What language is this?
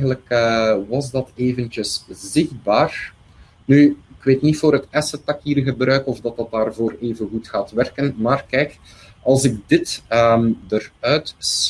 Dutch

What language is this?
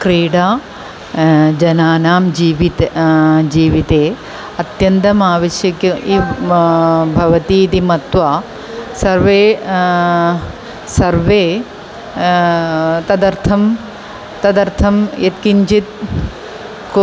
Sanskrit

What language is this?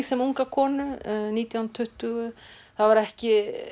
Icelandic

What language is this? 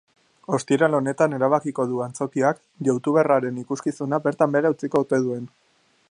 Basque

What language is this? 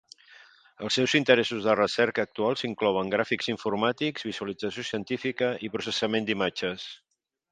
Catalan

